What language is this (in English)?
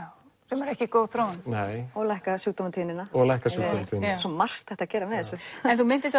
Icelandic